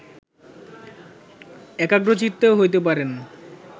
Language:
Bangla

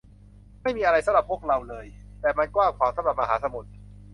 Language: Thai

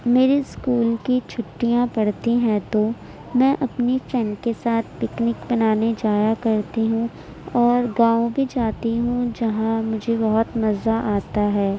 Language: Urdu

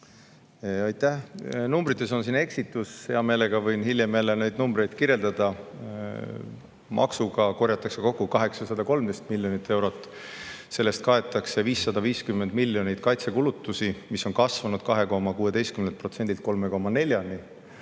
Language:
Estonian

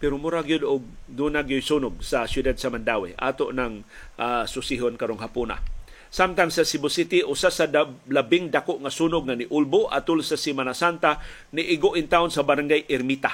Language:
Filipino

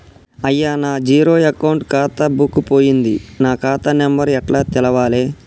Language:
Telugu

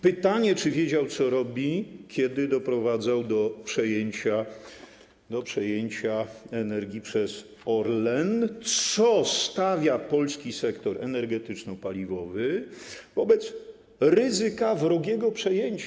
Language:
Polish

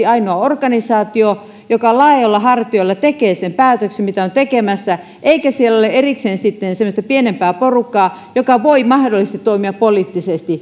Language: Finnish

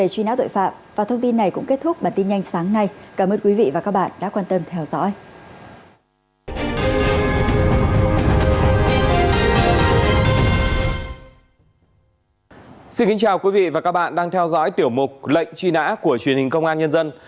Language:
Vietnamese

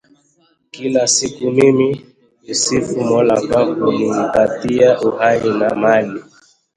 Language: Swahili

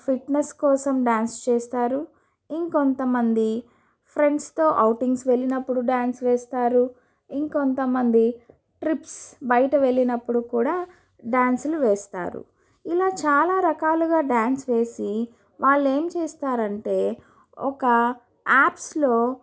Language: Telugu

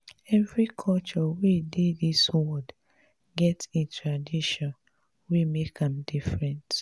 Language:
Nigerian Pidgin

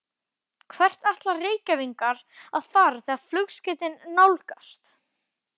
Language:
Icelandic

